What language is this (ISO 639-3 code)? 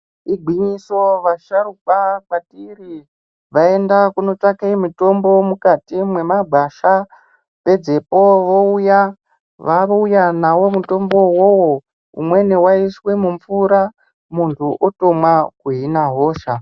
ndc